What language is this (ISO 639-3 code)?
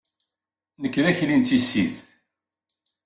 kab